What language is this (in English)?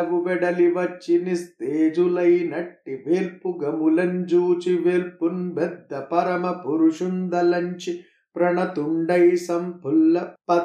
Telugu